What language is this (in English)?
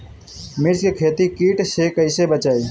Bhojpuri